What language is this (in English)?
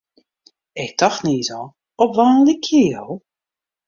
Western Frisian